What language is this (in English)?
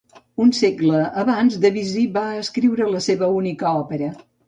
Catalan